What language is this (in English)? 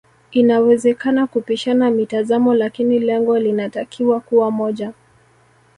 Swahili